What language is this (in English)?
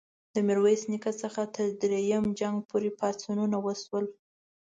Pashto